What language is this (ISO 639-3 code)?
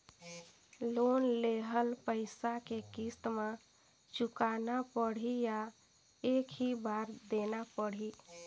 hne